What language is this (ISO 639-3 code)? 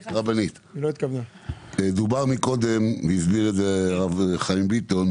heb